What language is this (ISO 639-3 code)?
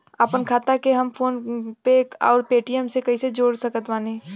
bho